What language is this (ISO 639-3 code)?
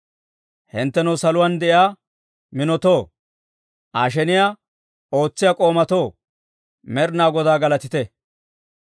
dwr